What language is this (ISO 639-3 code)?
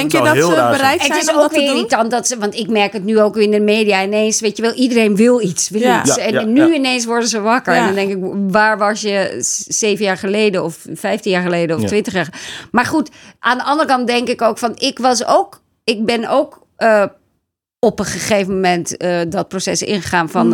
nld